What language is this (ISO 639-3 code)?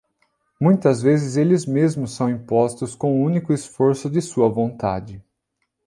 por